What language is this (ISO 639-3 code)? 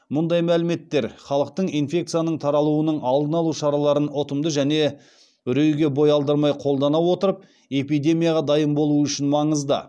kaz